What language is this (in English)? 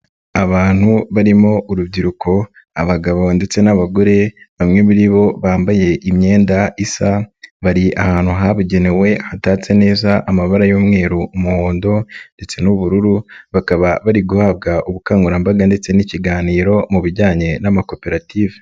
Kinyarwanda